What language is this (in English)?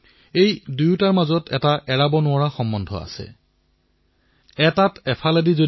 Assamese